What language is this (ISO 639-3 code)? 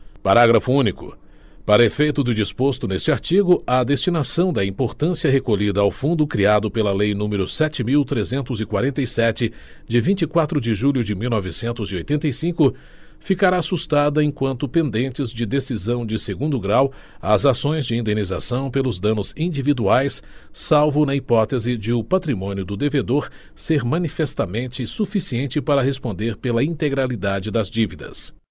por